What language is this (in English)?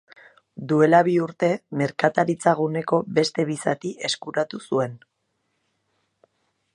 Basque